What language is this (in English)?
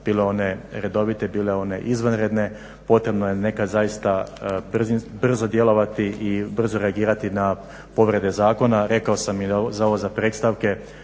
Croatian